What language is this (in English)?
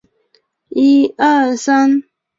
Chinese